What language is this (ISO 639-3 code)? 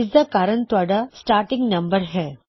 pan